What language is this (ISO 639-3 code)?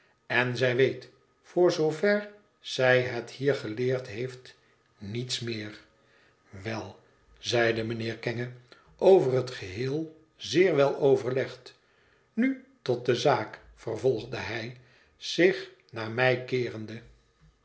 nld